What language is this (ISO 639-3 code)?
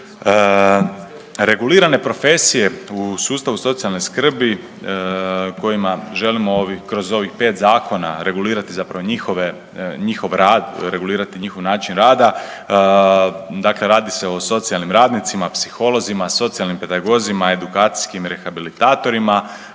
hrv